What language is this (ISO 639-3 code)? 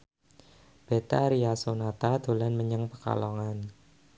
jav